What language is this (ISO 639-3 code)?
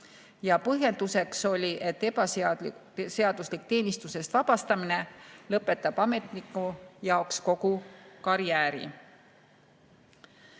est